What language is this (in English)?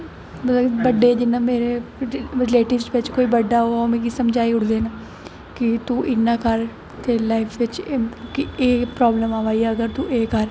Dogri